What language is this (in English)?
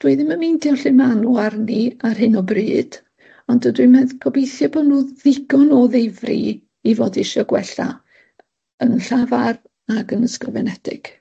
Welsh